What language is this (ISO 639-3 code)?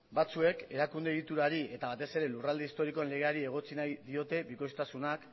eus